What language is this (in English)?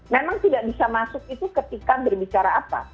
Indonesian